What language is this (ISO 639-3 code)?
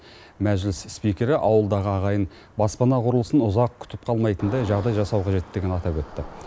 kaz